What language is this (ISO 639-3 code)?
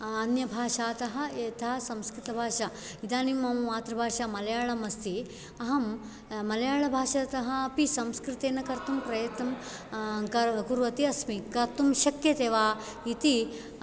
san